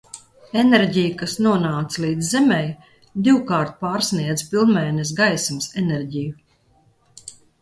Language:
Latvian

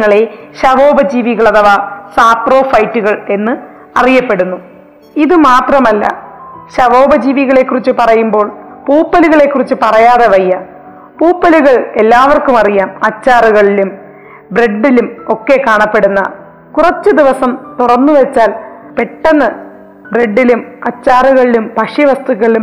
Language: Malayalam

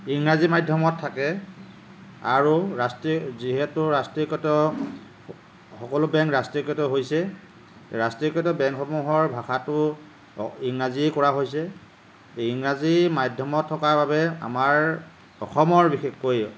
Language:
Assamese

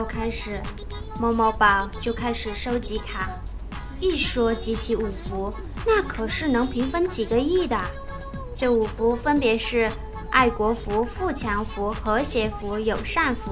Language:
Chinese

